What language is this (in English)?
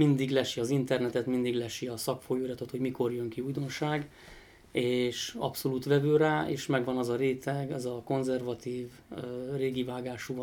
Hungarian